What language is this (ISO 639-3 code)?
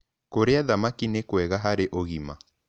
kik